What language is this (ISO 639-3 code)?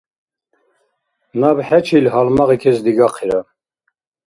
dar